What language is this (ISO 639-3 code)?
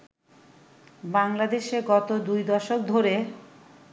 ben